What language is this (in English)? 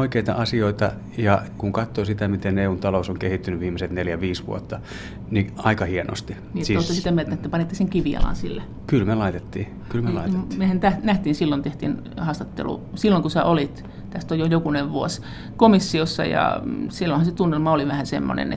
Finnish